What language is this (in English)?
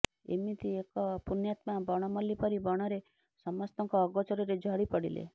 Odia